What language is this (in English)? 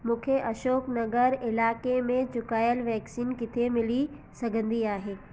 Sindhi